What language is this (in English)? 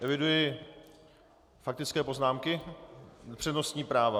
Czech